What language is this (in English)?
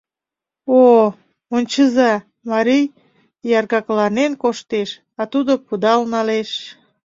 Mari